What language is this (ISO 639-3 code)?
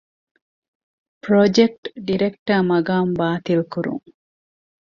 div